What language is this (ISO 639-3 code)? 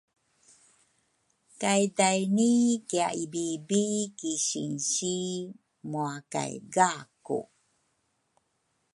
dru